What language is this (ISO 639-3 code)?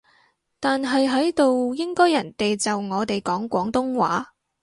yue